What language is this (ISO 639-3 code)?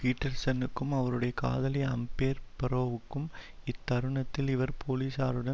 tam